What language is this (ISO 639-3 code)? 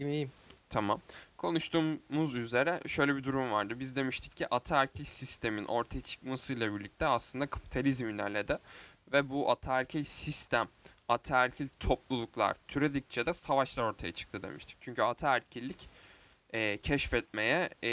tur